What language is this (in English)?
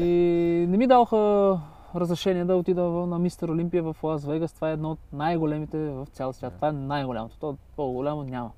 Bulgarian